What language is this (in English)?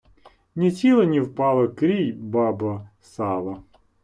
Ukrainian